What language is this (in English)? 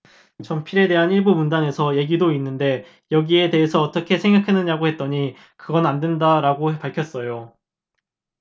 Korean